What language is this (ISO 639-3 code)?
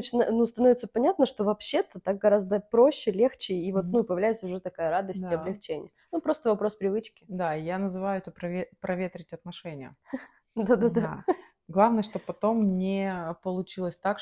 rus